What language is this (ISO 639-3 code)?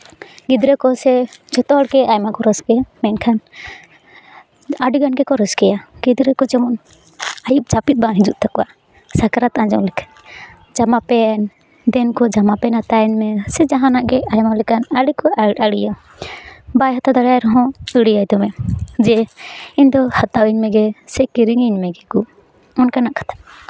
sat